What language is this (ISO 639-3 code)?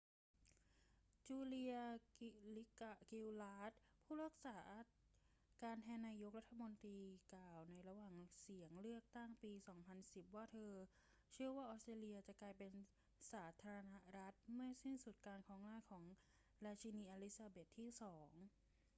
tha